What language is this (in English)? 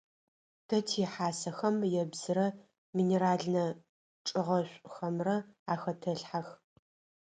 Adyghe